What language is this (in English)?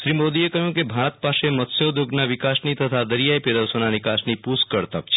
Gujarati